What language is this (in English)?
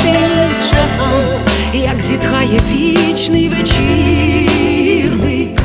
Ukrainian